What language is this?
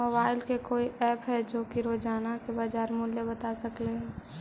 Magahi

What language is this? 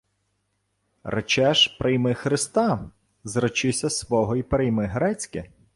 Ukrainian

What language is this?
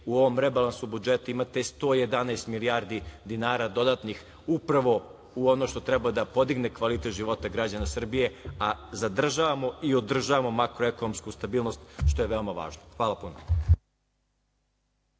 Serbian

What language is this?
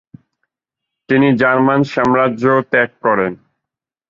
Bangla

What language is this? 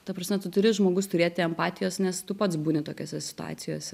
Lithuanian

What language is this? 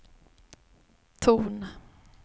Swedish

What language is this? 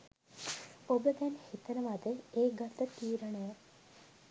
Sinhala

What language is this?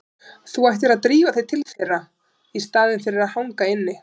Icelandic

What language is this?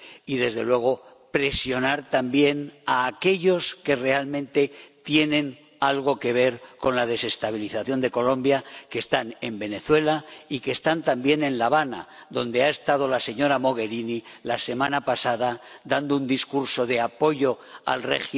Spanish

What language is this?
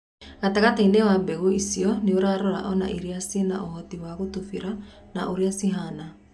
Kikuyu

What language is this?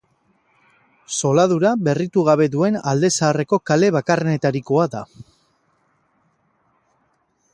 Basque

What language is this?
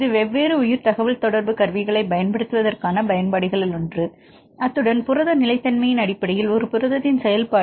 Tamil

